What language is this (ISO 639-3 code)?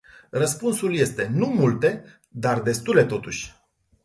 ron